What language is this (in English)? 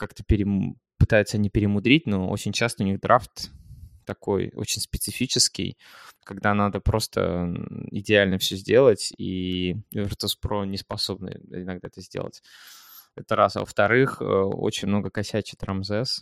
Russian